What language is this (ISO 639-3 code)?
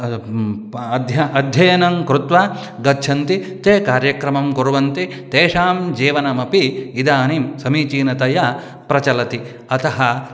san